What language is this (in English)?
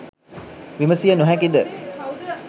Sinhala